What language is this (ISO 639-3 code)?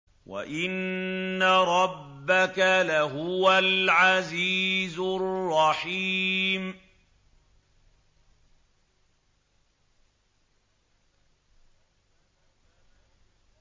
ara